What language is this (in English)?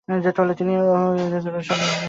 Bangla